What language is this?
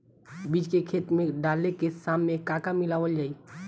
Bhojpuri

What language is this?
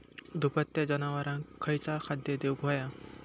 Marathi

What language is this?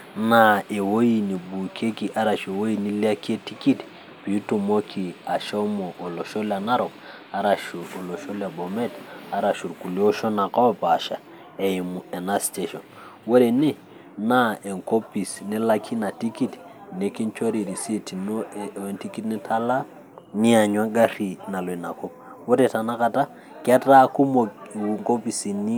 Masai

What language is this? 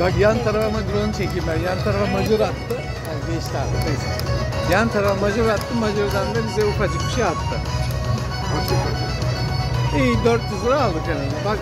Turkish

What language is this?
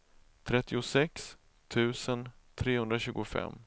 Swedish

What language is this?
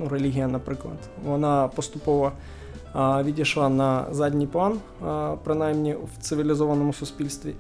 Ukrainian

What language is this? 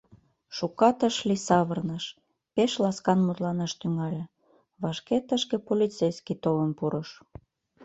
Mari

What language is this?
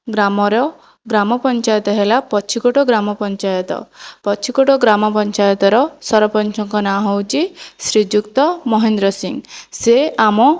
Odia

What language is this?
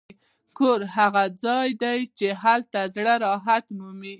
Pashto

